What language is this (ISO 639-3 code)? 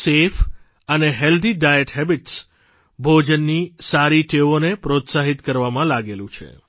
guj